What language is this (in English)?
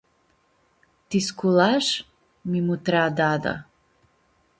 Aromanian